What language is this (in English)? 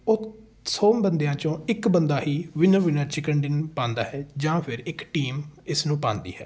Punjabi